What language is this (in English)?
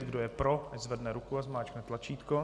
Czech